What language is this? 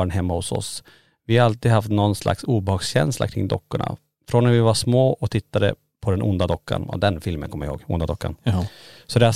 Swedish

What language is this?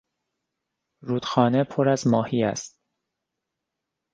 Persian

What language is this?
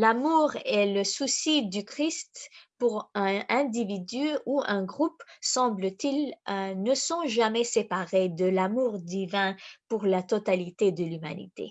French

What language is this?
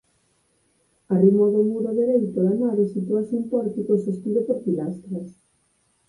Galician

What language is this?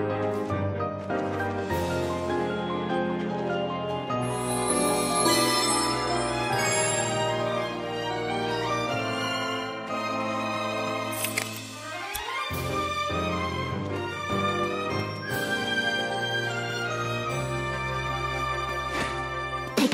Japanese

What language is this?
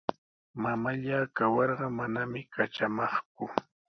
Sihuas Ancash Quechua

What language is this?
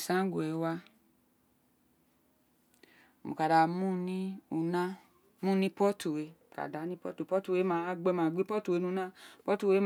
Isekiri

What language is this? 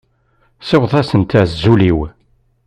Kabyle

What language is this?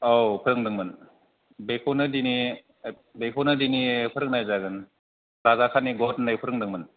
Bodo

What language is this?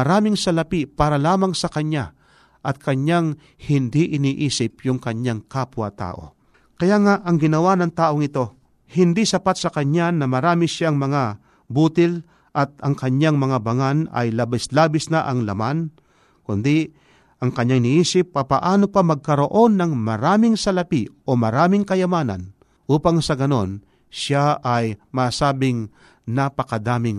Filipino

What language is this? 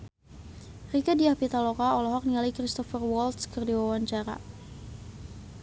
Sundanese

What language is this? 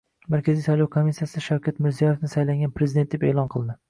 Uzbek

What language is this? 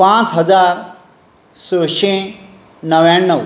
Konkani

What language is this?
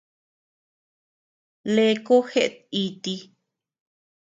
Tepeuxila Cuicatec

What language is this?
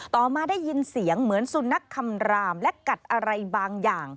Thai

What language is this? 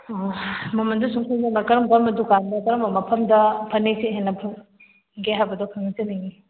Manipuri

